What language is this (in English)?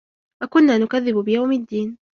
Arabic